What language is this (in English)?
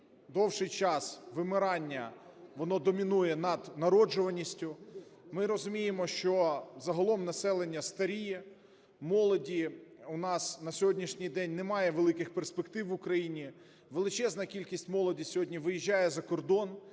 Ukrainian